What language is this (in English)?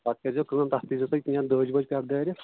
Kashmiri